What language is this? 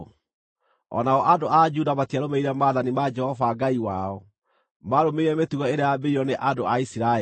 Kikuyu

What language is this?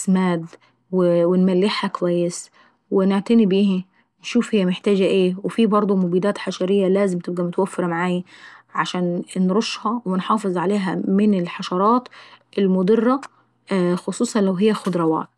Saidi Arabic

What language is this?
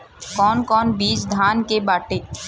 Bhojpuri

